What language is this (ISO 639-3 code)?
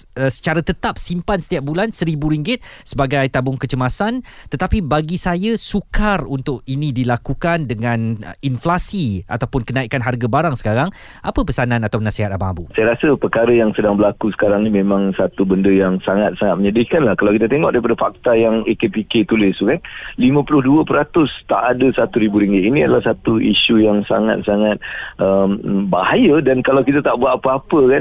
msa